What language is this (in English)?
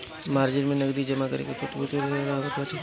Bhojpuri